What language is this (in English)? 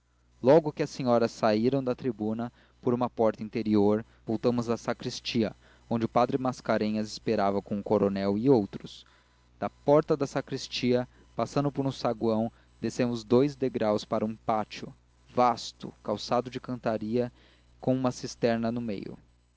Portuguese